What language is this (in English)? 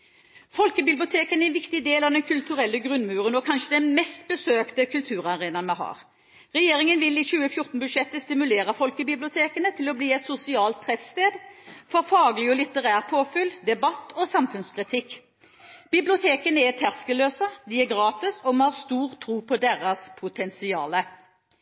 Norwegian Bokmål